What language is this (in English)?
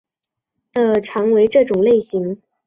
Chinese